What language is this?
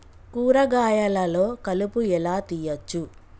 Telugu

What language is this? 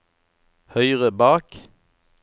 Norwegian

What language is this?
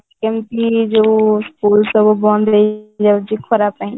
Odia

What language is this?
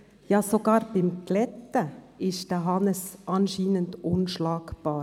Swiss German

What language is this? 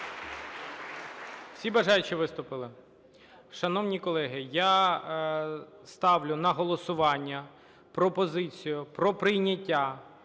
Ukrainian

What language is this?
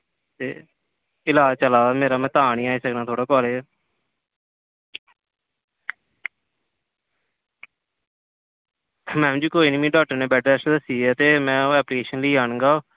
Dogri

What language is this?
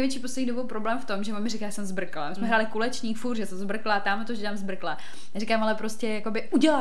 Czech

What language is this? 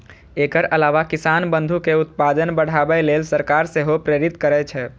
Maithili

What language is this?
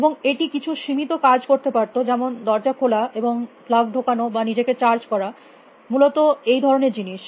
Bangla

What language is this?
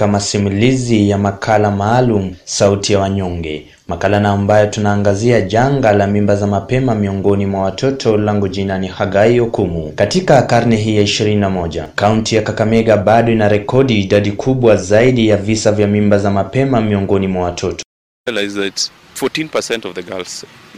Swahili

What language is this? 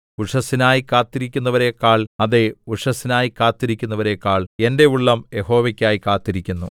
Malayalam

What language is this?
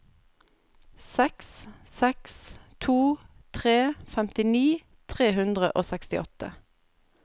Norwegian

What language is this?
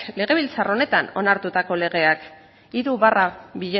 Basque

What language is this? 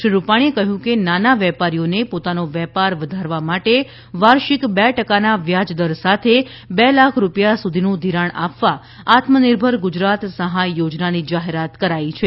Gujarati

